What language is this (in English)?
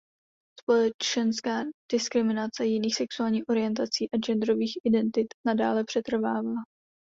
Czech